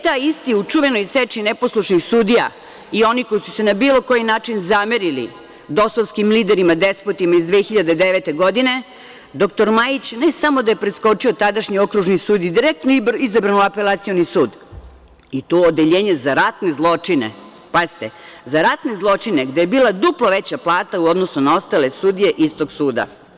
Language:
Serbian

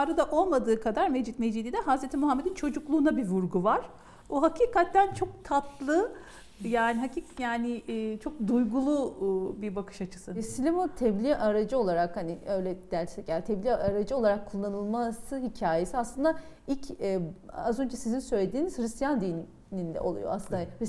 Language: Turkish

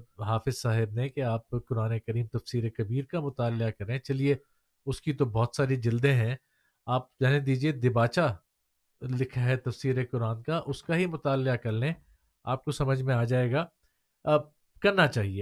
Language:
Urdu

